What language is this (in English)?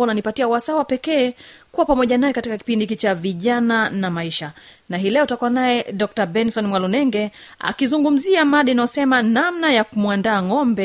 Swahili